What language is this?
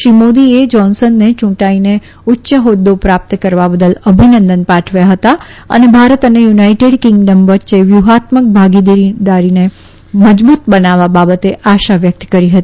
Gujarati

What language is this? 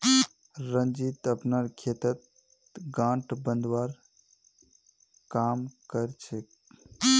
Magahi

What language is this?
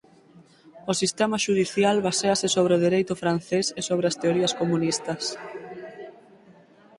Galician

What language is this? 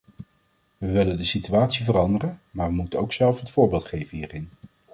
Dutch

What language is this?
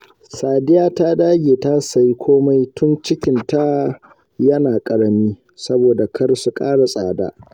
Hausa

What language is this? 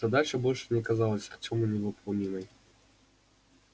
Russian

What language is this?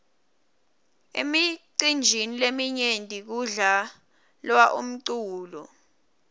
Swati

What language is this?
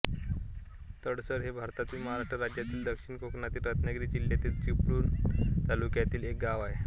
Marathi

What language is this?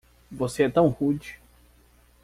Portuguese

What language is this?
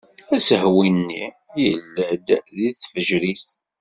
Kabyle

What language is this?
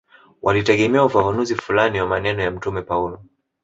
Swahili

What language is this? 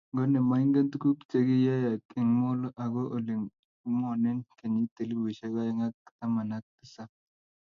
Kalenjin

